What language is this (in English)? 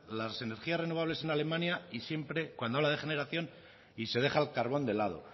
Spanish